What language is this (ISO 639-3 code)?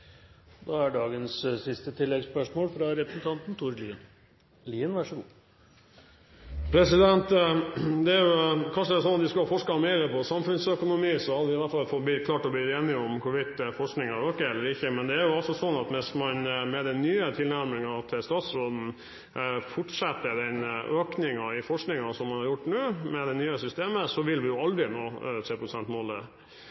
nor